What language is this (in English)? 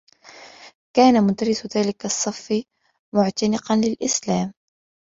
Arabic